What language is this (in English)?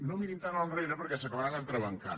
Catalan